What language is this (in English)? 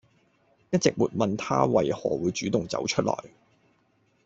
Cantonese